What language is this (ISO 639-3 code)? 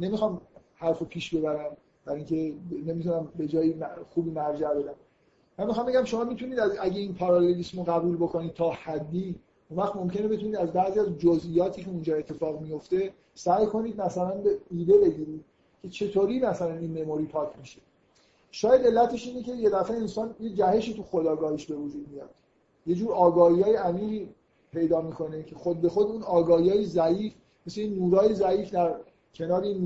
fas